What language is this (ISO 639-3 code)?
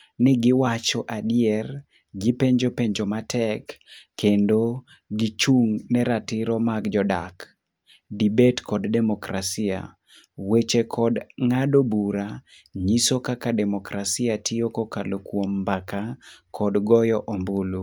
luo